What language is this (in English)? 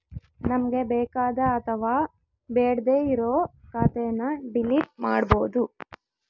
Kannada